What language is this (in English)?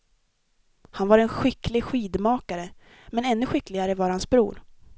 Swedish